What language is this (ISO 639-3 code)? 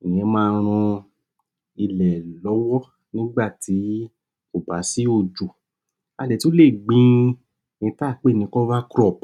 yor